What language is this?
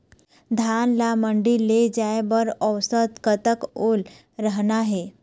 Chhattisgarhi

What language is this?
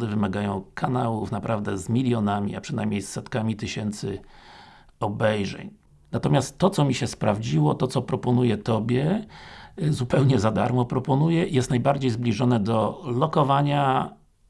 Polish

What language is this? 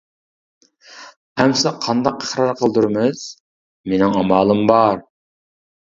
Uyghur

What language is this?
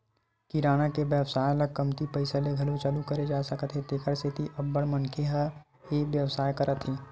Chhattisgarhi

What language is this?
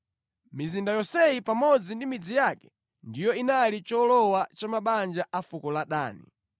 Nyanja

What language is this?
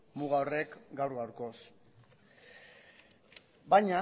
Basque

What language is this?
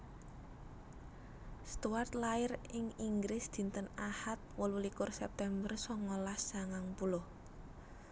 Javanese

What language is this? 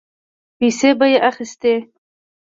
Pashto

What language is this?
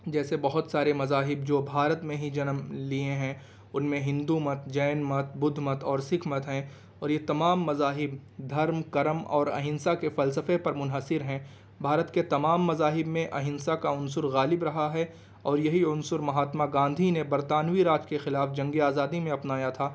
Urdu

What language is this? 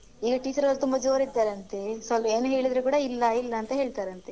Kannada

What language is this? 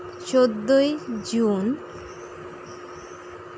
Santali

